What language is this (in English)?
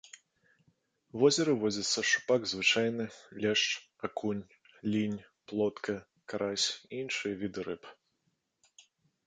Belarusian